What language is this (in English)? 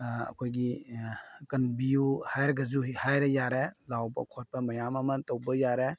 Manipuri